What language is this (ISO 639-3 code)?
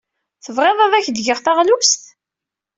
kab